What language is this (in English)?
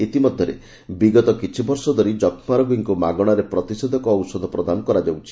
Odia